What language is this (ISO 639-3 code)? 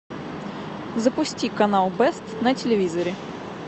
rus